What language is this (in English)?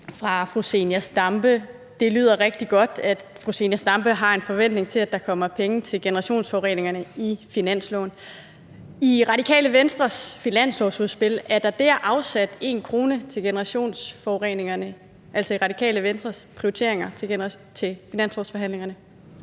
Danish